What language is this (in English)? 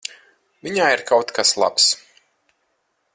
Latvian